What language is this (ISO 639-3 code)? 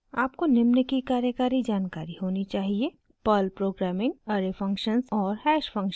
hin